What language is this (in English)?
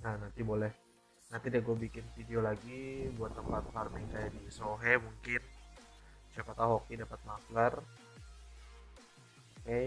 Indonesian